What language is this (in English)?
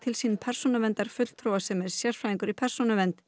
Icelandic